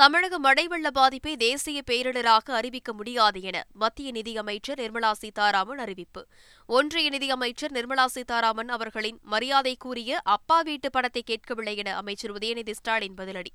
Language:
Tamil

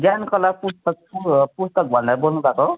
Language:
Nepali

